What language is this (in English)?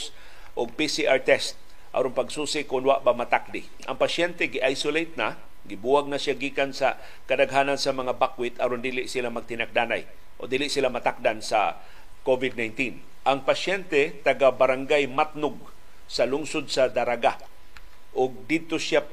Filipino